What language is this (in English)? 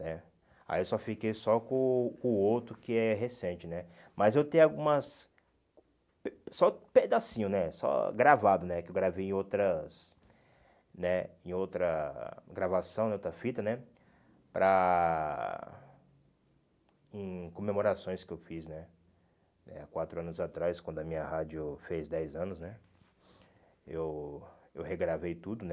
Portuguese